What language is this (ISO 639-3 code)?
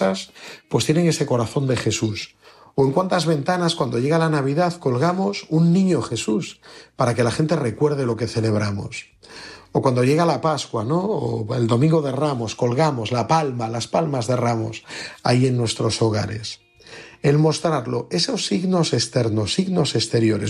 spa